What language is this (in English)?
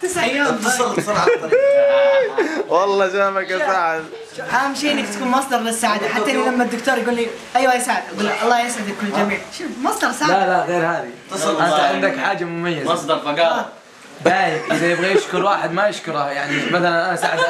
Arabic